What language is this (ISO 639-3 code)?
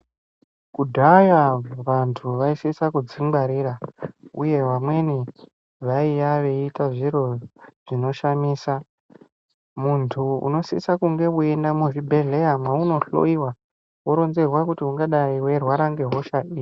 ndc